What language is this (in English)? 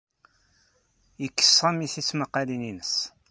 Kabyle